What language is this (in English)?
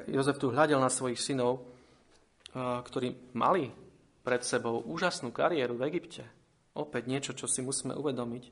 Slovak